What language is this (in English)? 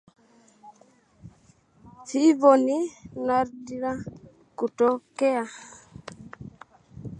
Swahili